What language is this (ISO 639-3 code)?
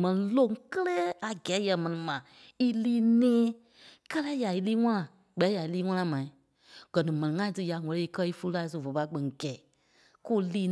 kpe